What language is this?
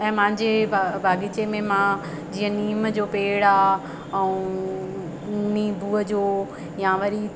Sindhi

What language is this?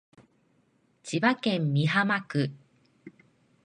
Japanese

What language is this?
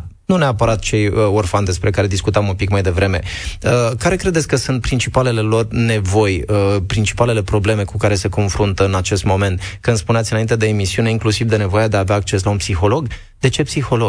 Romanian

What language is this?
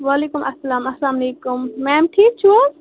Kashmiri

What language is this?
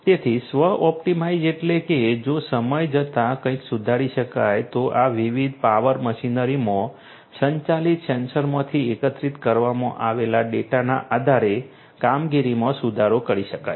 Gujarati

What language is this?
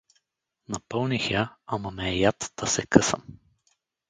Bulgarian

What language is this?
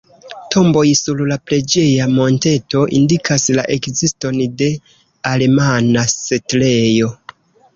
Esperanto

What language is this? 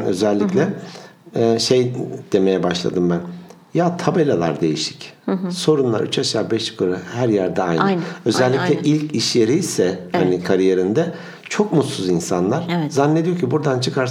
Turkish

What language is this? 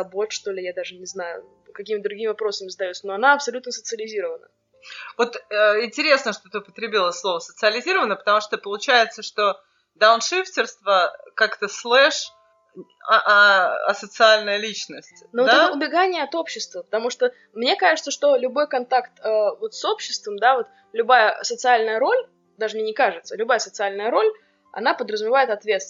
Russian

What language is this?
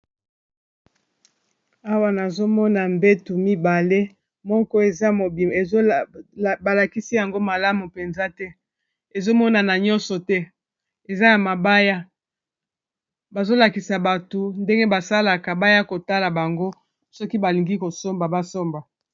Lingala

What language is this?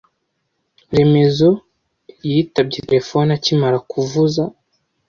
Kinyarwanda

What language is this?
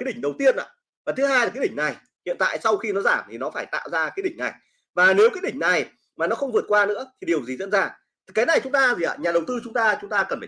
Vietnamese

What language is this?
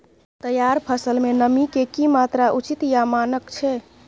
Maithili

